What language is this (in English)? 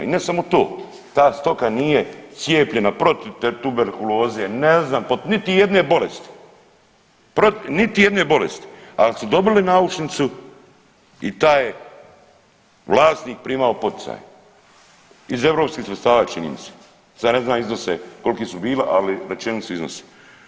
Croatian